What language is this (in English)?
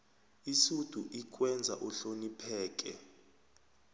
South Ndebele